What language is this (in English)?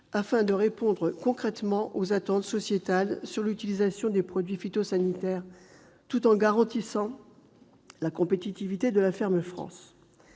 French